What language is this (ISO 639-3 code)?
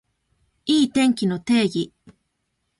jpn